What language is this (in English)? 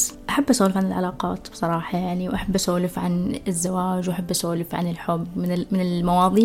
Arabic